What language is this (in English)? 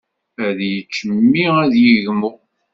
Kabyle